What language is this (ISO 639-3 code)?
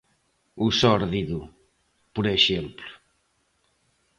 glg